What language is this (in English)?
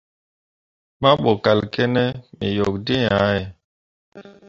Mundang